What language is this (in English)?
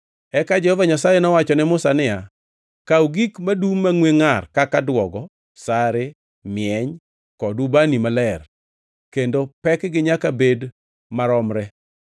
Luo (Kenya and Tanzania)